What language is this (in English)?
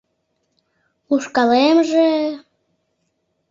Mari